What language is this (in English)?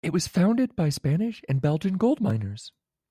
English